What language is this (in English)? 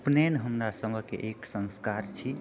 Maithili